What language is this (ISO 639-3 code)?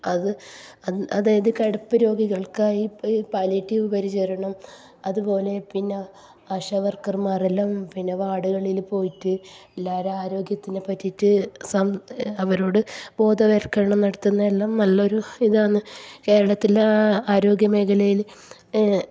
mal